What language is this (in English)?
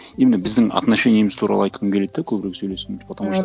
Kazakh